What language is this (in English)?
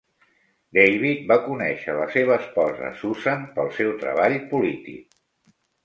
Catalan